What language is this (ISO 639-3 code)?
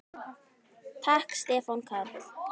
isl